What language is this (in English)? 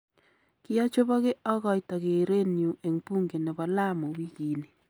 Kalenjin